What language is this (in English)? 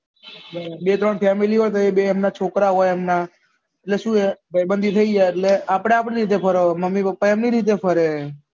Gujarati